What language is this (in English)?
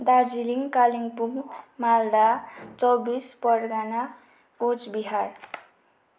Nepali